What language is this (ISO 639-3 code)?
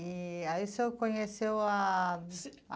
por